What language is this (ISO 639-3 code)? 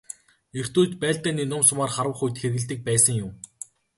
mon